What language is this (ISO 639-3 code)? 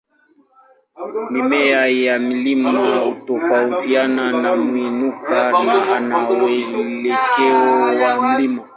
swa